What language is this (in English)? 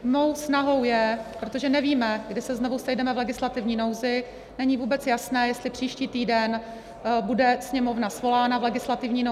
Czech